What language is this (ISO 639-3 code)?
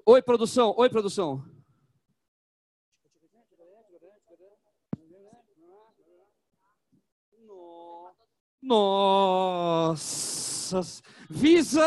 por